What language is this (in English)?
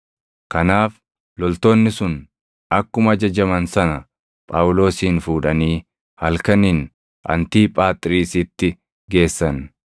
Oromo